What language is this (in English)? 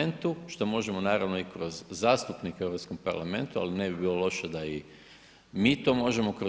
Croatian